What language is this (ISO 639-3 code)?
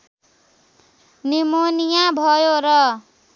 nep